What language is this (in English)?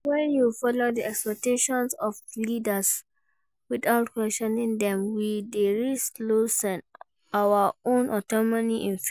Nigerian Pidgin